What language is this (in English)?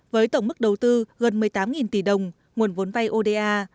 Vietnamese